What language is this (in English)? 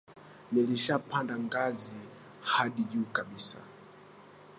Swahili